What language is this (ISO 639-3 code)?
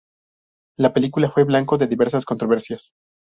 spa